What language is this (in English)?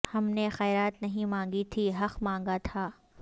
Urdu